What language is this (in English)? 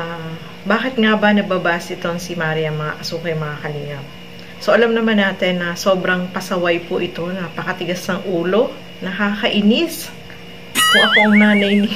Filipino